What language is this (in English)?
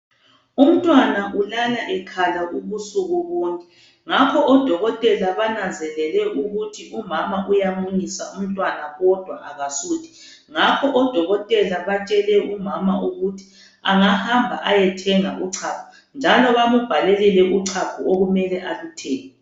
North Ndebele